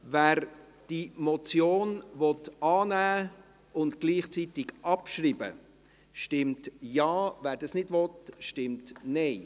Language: Swiss German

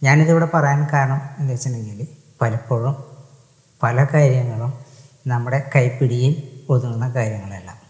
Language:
Malayalam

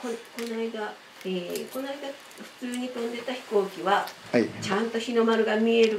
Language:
Japanese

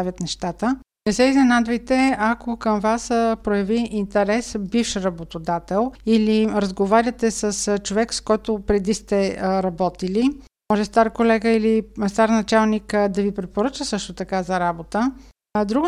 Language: Bulgarian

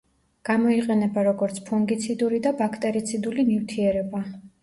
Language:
Georgian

